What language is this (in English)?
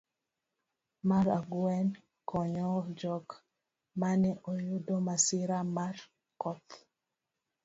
Luo (Kenya and Tanzania)